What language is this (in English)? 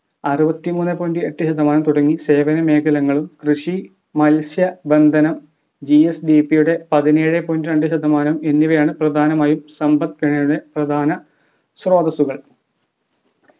Malayalam